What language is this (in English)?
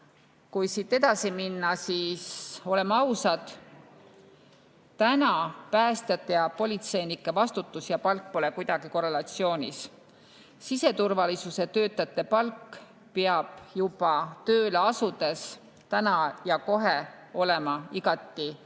Estonian